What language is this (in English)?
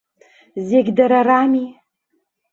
Abkhazian